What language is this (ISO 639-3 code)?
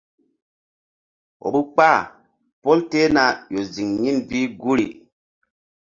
mdd